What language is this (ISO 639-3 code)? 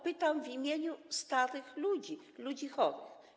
pol